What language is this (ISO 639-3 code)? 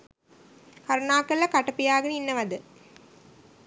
sin